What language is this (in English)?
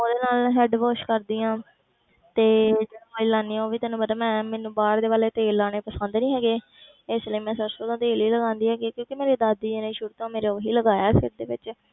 Punjabi